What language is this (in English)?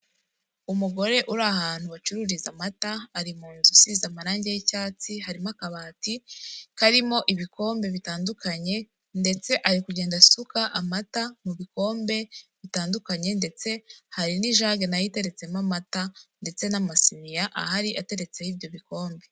Kinyarwanda